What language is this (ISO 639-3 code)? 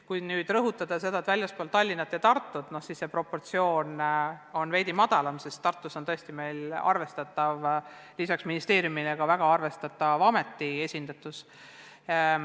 est